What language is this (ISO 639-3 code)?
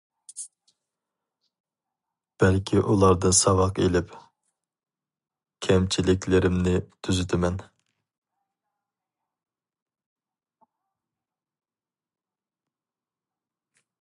uig